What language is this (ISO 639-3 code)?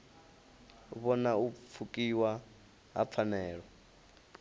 ven